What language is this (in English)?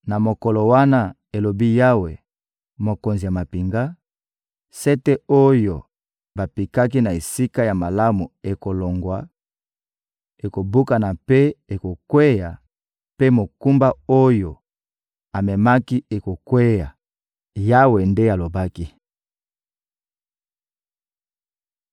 Lingala